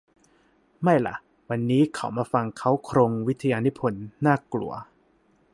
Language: Thai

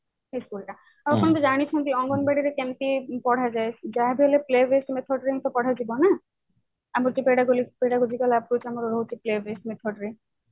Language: Odia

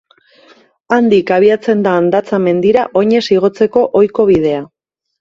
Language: Basque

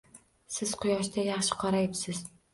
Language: Uzbek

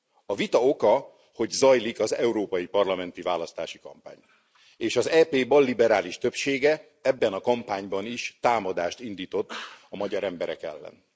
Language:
Hungarian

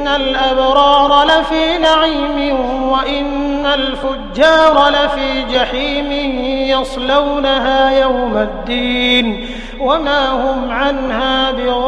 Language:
Arabic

